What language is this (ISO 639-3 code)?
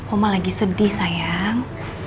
ind